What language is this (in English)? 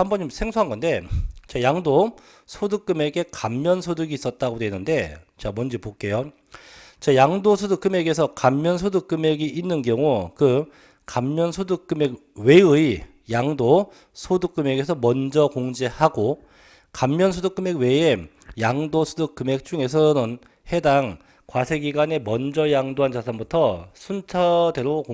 Korean